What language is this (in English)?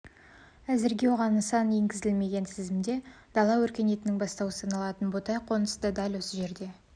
Kazakh